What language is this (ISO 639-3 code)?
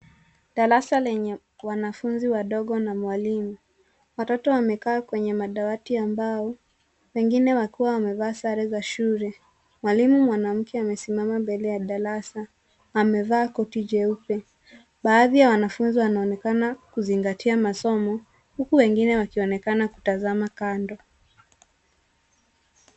swa